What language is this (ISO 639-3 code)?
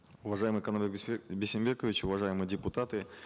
kaz